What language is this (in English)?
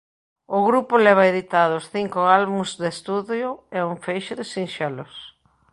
Galician